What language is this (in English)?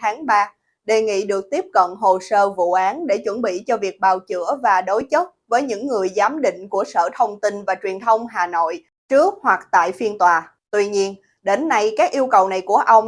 Vietnamese